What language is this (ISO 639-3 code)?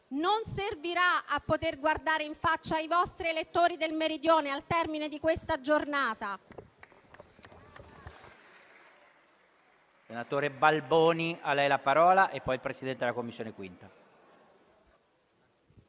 ita